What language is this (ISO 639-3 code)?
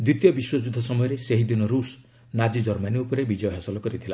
ori